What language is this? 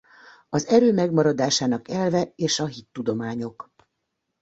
Hungarian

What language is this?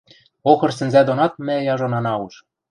Western Mari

